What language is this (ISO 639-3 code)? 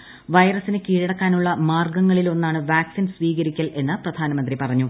mal